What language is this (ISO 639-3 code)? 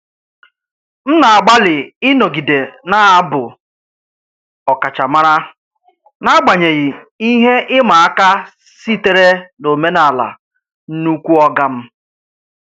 ibo